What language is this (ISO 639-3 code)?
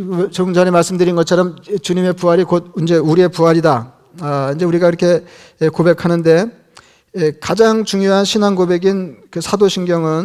kor